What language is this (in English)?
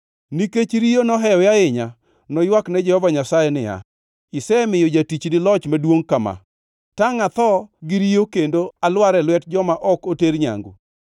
Luo (Kenya and Tanzania)